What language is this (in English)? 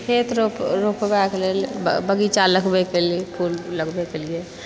Maithili